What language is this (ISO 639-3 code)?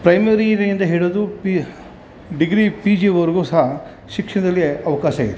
kan